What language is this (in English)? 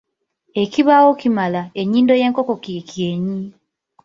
Ganda